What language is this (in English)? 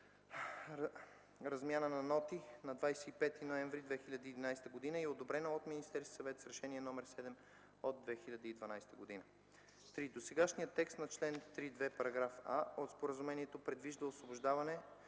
Bulgarian